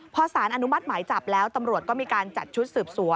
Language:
Thai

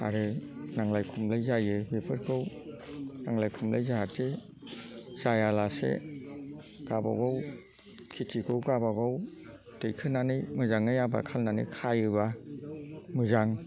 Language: Bodo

